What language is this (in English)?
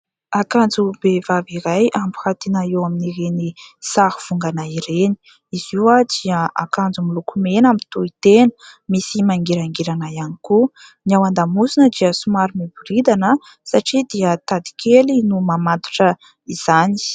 Malagasy